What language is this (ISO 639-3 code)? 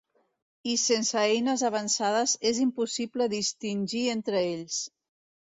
cat